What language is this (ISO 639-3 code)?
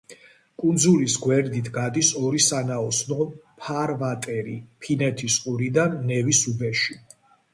kat